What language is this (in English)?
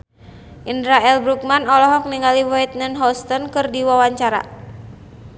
Sundanese